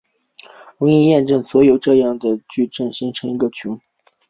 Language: Chinese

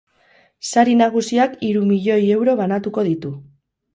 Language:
Basque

